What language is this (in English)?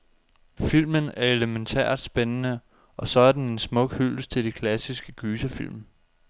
Danish